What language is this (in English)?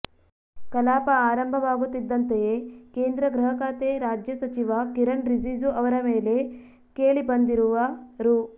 Kannada